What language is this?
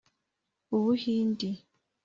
Kinyarwanda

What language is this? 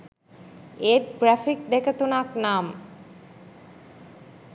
Sinhala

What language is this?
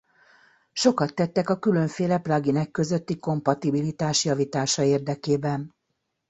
Hungarian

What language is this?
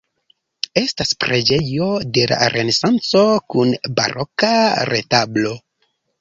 Esperanto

